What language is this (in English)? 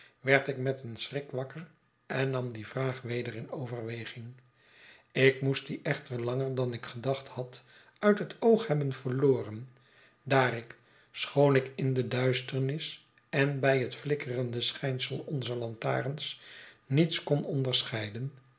Dutch